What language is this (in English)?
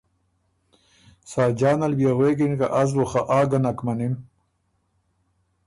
Ormuri